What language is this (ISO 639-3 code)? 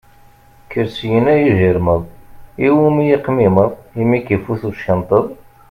kab